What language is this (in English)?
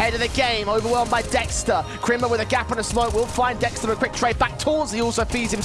Russian